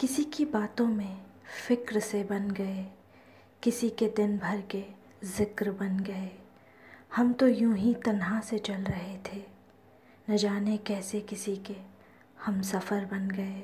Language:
Hindi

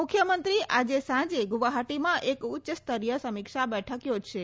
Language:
Gujarati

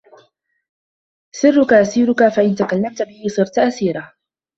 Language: Arabic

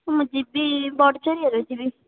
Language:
Odia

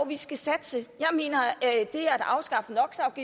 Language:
Danish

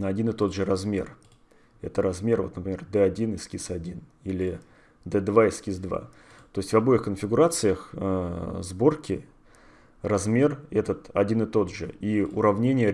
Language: Russian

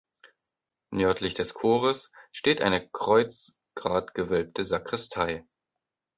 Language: German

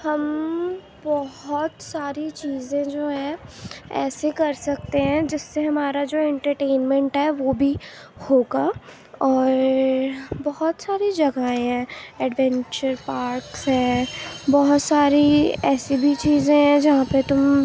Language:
Urdu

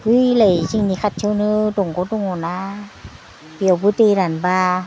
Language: Bodo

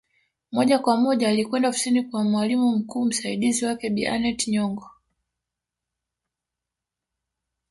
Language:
Swahili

